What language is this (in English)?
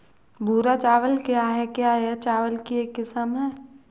Hindi